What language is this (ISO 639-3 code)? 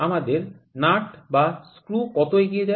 ben